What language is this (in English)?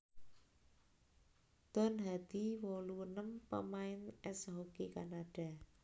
Javanese